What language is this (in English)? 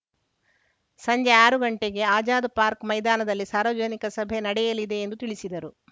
Kannada